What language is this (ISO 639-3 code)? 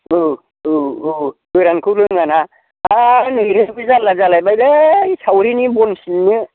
brx